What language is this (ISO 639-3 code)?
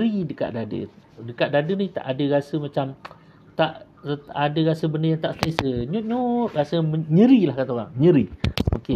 msa